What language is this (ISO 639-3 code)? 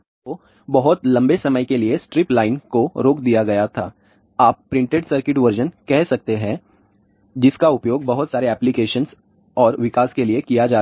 hin